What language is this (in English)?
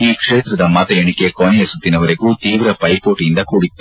Kannada